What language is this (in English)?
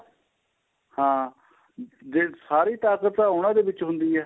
Punjabi